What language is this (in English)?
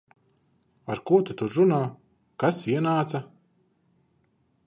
Latvian